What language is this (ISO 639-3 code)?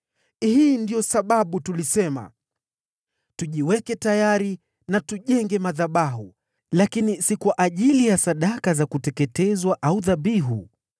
swa